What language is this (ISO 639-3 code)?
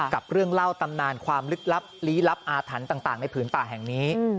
tha